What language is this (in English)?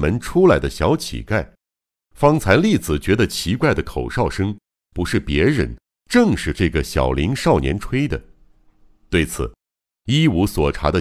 Chinese